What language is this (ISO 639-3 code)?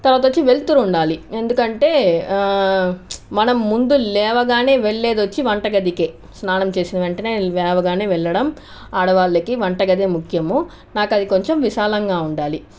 tel